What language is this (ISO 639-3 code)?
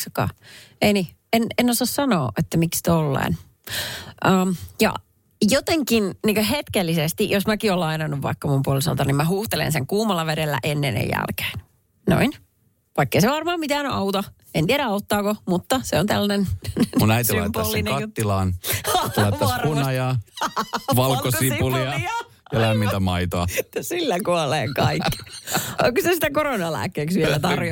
fin